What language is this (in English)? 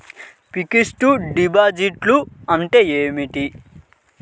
Telugu